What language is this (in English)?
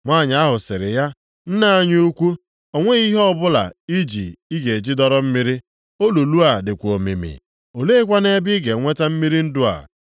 Igbo